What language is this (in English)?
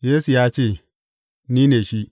Hausa